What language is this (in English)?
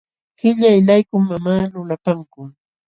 Jauja Wanca Quechua